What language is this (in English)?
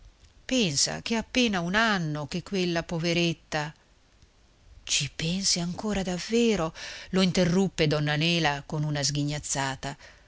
Italian